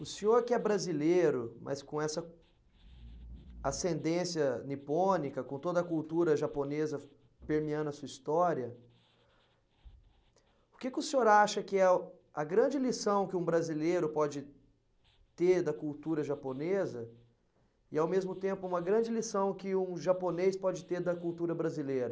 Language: Portuguese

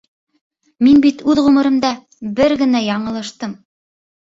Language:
Bashkir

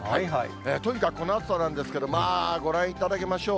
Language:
Japanese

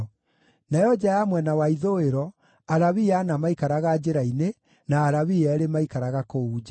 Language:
Kikuyu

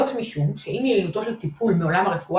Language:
Hebrew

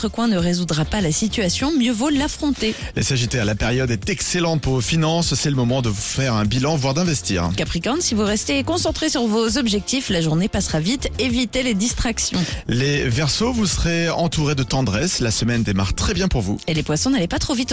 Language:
French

